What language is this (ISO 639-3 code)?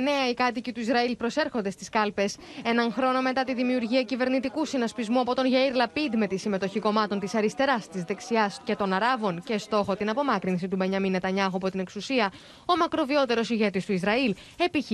ell